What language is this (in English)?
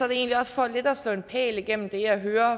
Danish